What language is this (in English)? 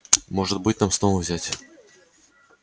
Russian